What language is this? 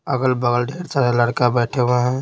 Hindi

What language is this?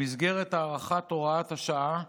Hebrew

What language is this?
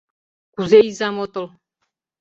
Mari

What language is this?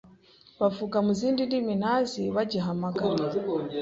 Kinyarwanda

